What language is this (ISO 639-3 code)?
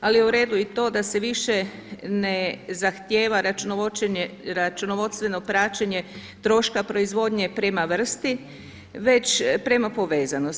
hrv